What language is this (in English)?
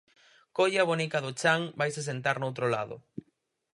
Galician